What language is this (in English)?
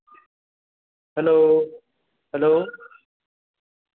Santali